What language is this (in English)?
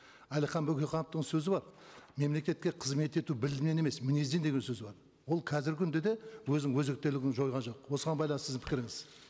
Kazakh